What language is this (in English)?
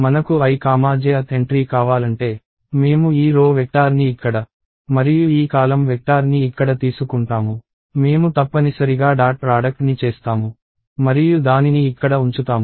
Telugu